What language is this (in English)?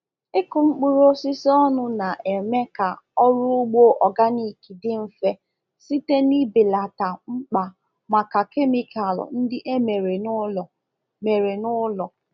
Igbo